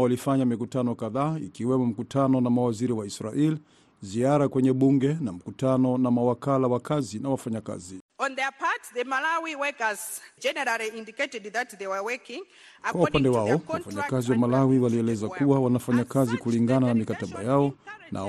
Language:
Swahili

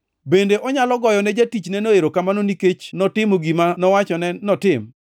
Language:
Luo (Kenya and Tanzania)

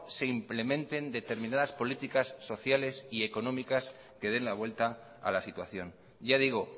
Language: Spanish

